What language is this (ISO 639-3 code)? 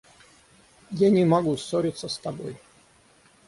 rus